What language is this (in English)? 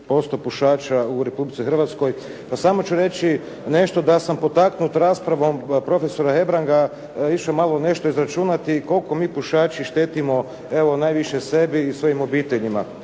Croatian